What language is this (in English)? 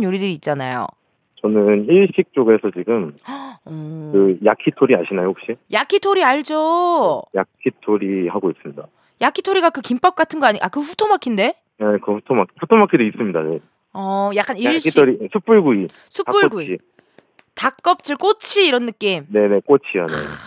Korean